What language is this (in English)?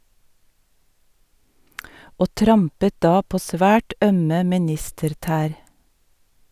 Norwegian